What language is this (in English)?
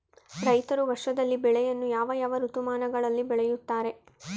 Kannada